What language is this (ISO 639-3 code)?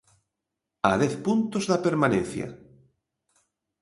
glg